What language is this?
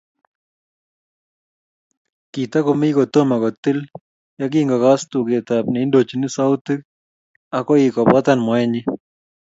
Kalenjin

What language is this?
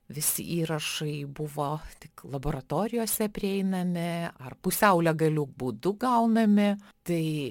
Lithuanian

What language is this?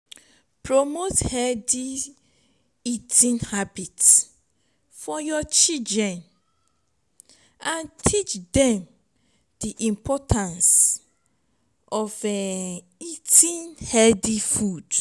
Nigerian Pidgin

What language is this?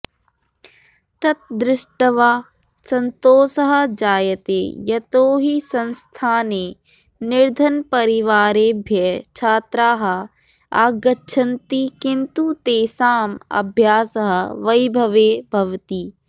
Sanskrit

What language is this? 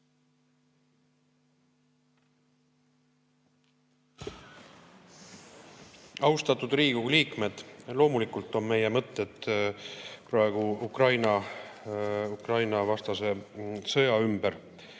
Estonian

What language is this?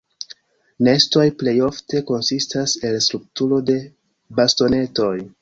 Esperanto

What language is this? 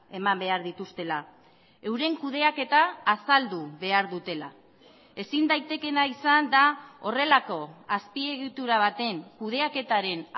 Basque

